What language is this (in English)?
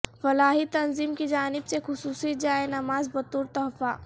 Urdu